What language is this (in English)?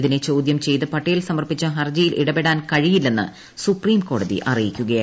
Malayalam